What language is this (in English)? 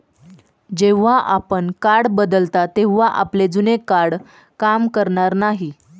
Marathi